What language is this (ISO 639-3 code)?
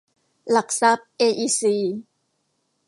tha